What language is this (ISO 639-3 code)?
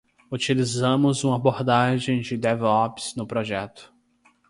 por